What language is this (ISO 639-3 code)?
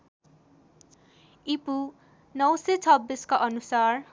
nep